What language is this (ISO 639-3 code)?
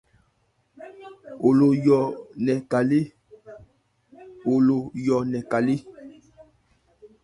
ebr